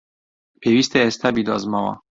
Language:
Central Kurdish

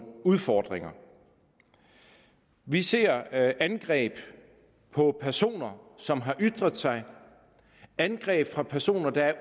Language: Danish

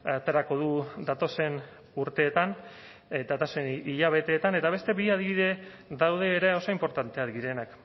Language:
Basque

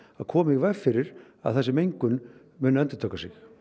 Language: Icelandic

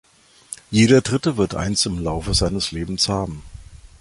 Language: German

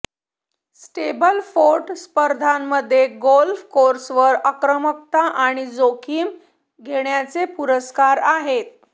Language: Marathi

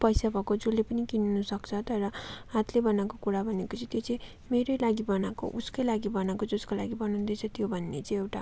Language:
Nepali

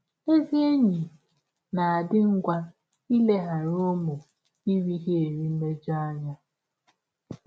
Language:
Igbo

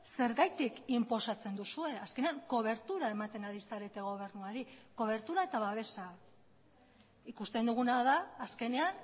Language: Basque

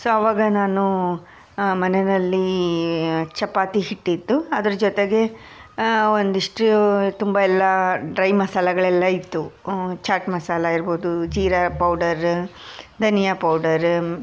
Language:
Kannada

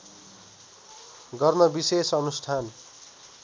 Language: Nepali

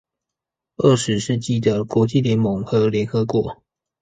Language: Chinese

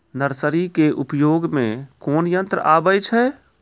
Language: Maithili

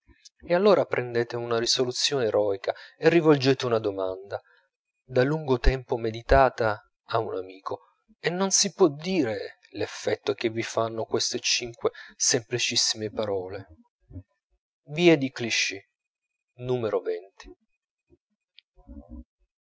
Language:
Italian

